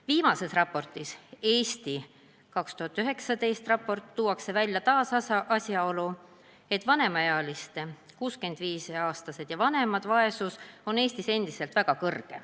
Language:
Estonian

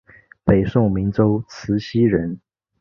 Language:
Chinese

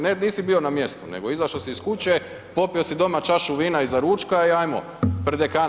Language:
Croatian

